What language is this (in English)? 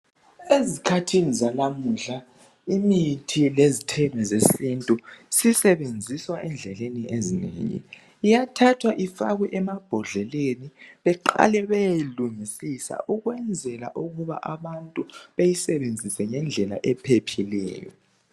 North Ndebele